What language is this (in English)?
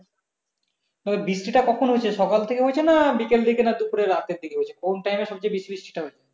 Bangla